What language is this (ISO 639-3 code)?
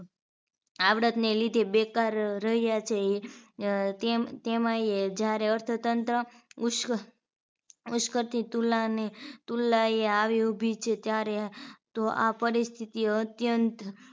guj